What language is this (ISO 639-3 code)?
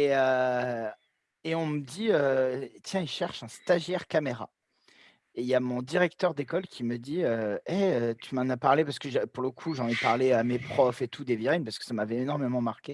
fra